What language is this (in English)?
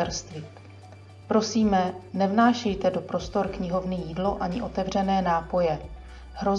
Czech